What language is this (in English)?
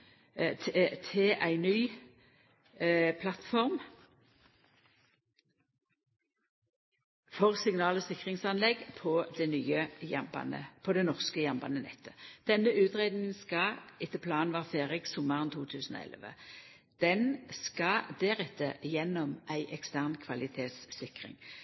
Norwegian Nynorsk